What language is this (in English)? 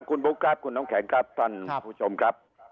Thai